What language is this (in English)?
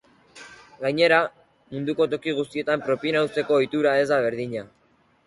Basque